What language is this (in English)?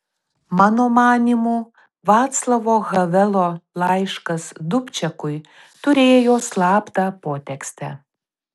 Lithuanian